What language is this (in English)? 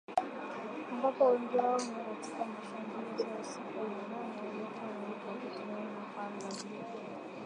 Swahili